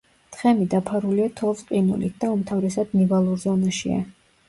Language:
Georgian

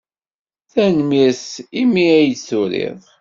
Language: Kabyle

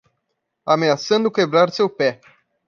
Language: Portuguese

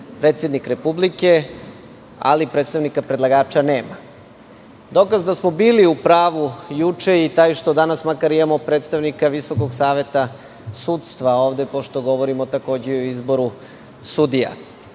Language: Serbian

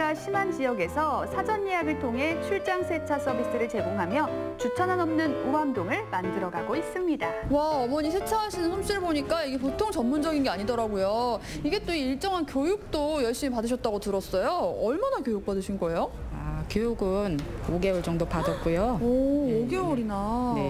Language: Korean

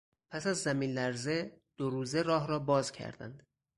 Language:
Persian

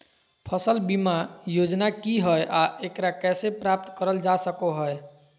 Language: Magahi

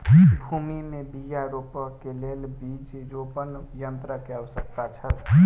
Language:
Maithili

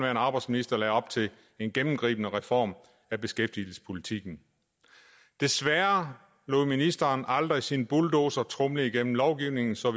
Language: Danish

